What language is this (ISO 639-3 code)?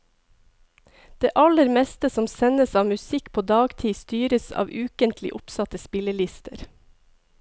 nor